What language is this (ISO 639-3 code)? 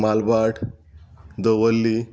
kok